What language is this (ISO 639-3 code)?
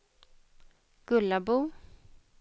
swe